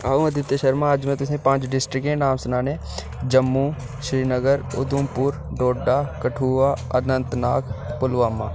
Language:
Dogri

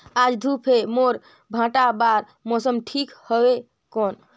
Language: Chhattisgarhi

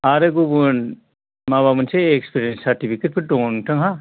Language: Bodo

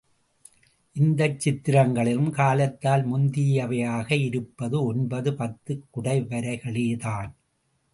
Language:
Tamil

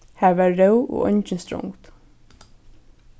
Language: Faroese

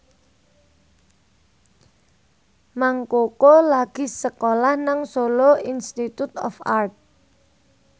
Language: Javanese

